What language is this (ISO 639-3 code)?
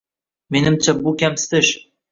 uzb